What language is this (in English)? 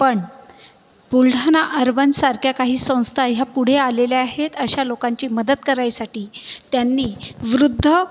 Marathi